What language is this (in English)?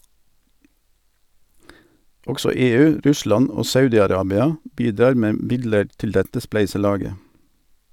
Norwegian